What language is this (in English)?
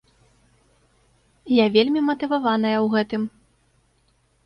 Belarusian